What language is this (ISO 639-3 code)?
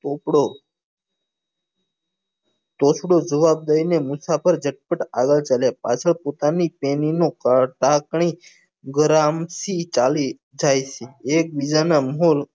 guj